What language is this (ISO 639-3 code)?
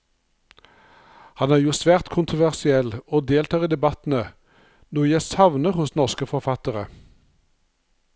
nor